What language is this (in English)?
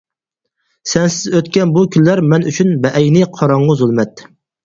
Uyghur